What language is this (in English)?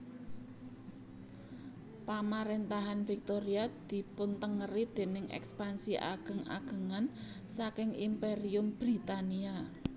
Javanese